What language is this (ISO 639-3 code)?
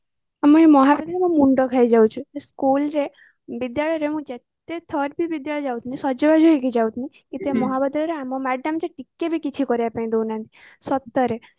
ori